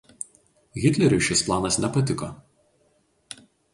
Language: Lithuanian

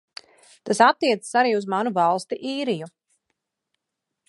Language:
Latvian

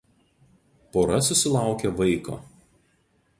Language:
Lithuanian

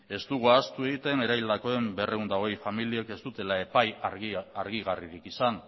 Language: Basque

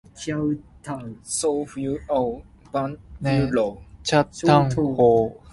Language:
Min Nan Chinese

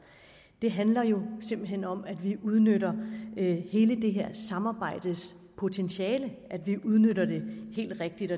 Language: Danish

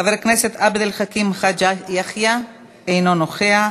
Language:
Hebrew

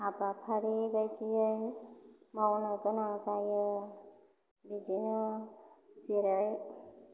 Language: Bodo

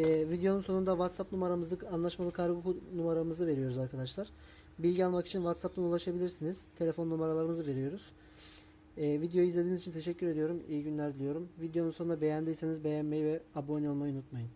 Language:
Turkish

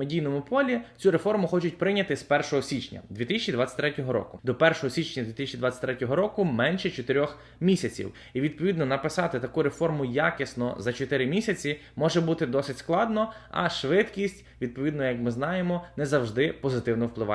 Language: Ukrainian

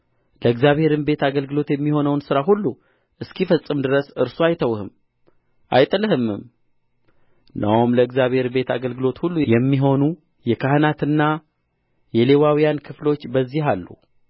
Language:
Amharic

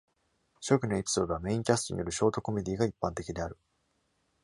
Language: Japanese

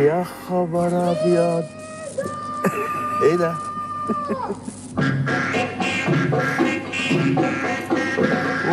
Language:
Arabic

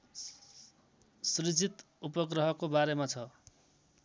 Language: Nepali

